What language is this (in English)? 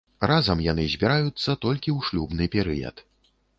Belarusian